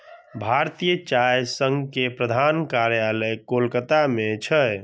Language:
Maithili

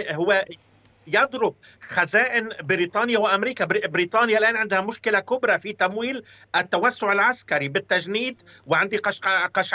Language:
Arabic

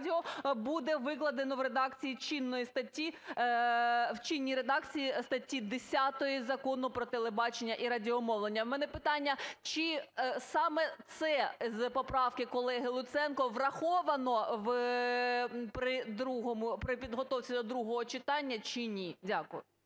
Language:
Ukrainian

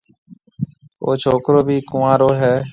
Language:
Marwari (Pakistan)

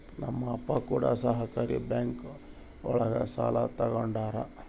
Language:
Kannada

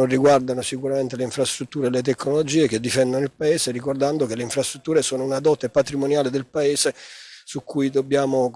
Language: Italian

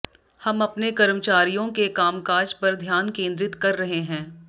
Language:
Hindi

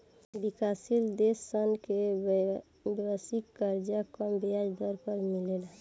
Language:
Bhojpuri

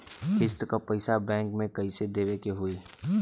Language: Bhojpuri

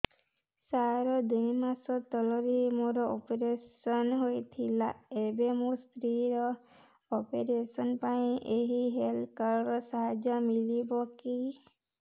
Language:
Odia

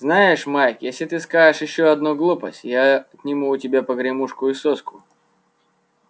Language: Russian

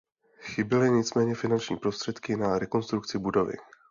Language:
Czech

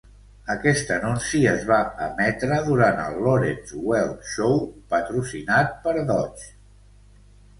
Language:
Catalan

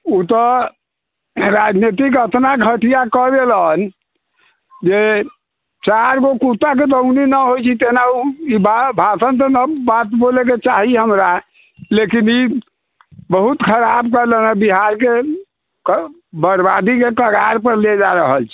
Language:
Maithili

